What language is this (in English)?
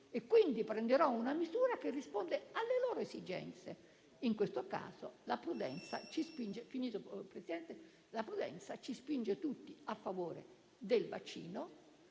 Italian